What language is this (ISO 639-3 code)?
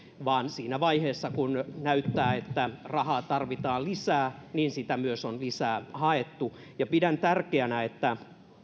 fin